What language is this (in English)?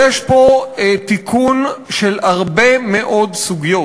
Hebrew